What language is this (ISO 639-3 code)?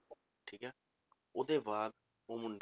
pan